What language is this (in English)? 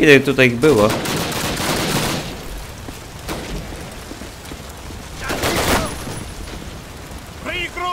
Polish